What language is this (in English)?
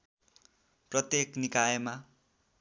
Nepali